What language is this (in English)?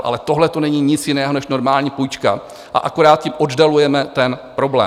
Czech